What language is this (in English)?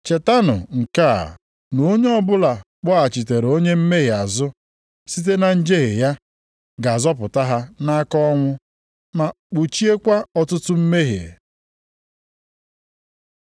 Igbo